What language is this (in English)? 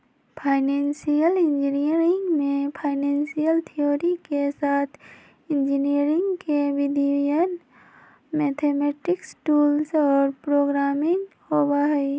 Magahi